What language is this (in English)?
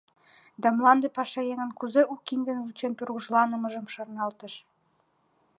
Mari